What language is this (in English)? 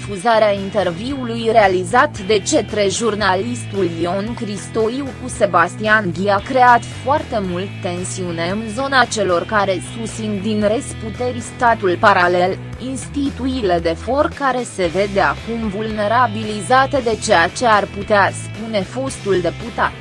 Romanian